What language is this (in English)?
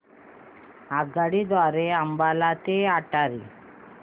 Marathi